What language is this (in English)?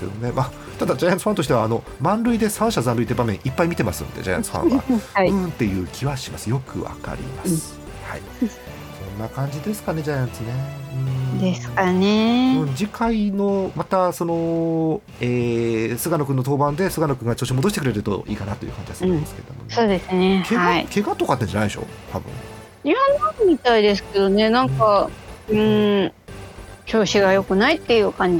Japanese